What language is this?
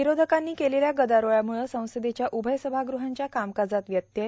Marathi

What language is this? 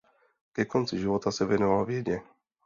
Czech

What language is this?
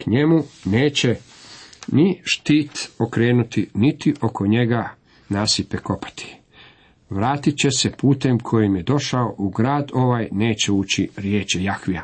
Croatian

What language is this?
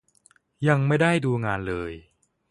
Thai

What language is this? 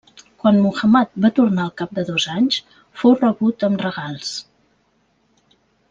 Catalan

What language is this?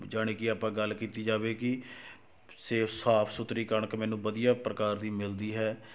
Punjabi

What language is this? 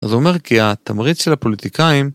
Hebrew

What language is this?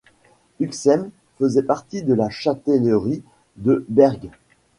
French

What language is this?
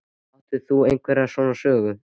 Icelandic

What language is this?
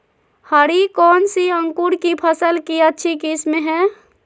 Magahi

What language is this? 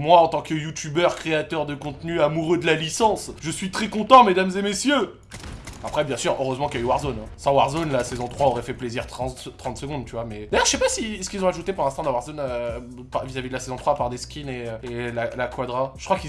French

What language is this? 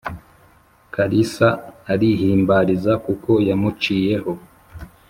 Kinyarwanda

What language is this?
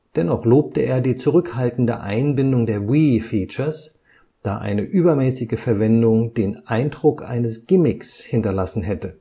German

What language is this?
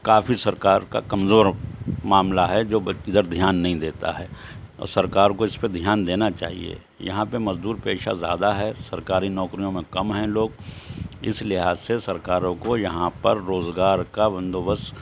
Urdu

